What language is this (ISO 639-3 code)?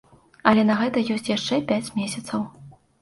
bel